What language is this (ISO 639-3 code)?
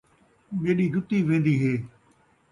skr